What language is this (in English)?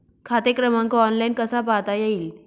Marathi